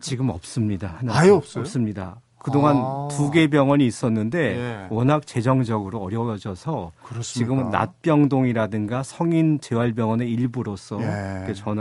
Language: Korean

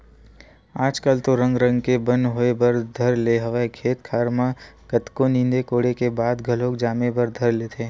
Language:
Chhattisgarhi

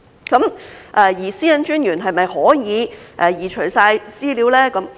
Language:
Cantonese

